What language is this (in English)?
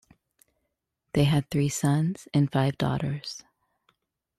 English